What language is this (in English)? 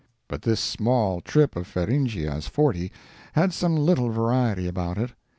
English